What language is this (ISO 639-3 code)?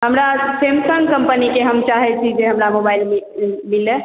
mai